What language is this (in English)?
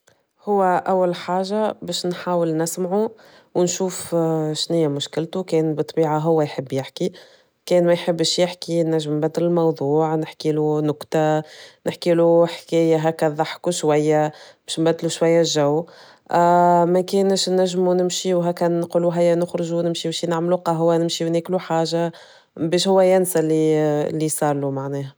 Tunisian Arabic